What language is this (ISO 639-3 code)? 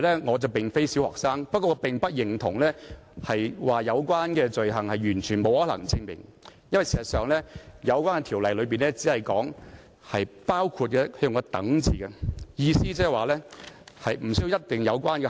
yue